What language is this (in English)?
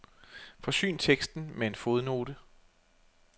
Danish